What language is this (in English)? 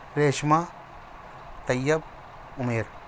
Urdu